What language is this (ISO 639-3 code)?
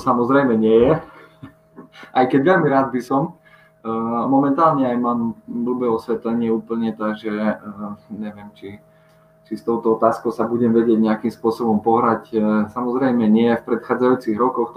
slk